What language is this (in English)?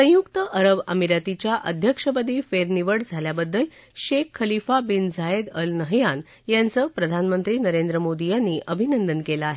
Marathi